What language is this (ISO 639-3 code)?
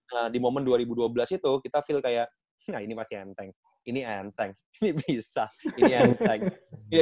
ind